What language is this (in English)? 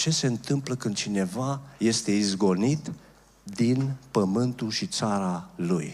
Romanian